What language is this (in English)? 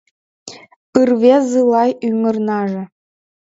Mari